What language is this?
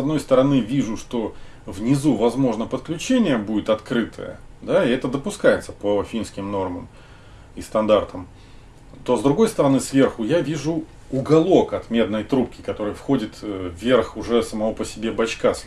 Russian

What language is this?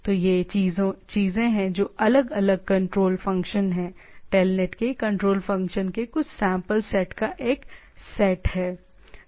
Hindi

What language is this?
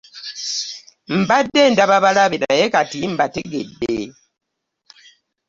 Ganda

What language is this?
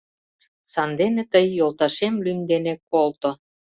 Mari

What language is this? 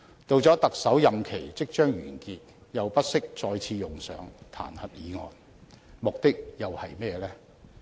Cantonese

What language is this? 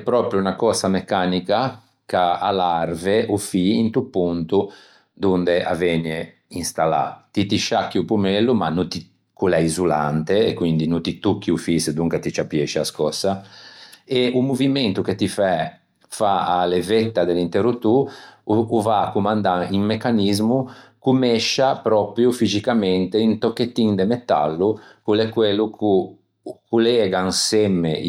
Ligurian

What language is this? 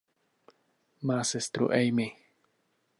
Czech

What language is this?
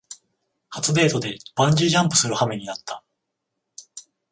Japanese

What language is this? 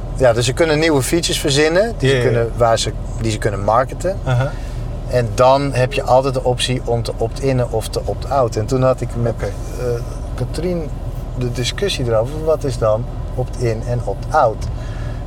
Dutch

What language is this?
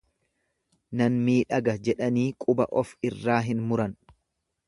Oromo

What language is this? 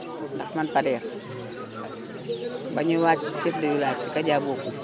Wolof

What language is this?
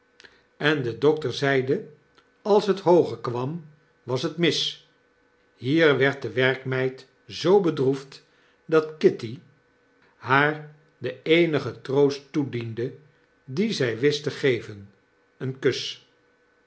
Dutch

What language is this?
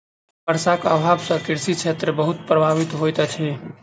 Maithili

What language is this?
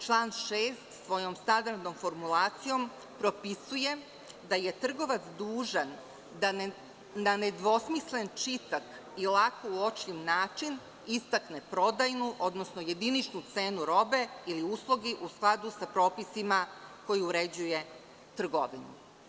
Serbian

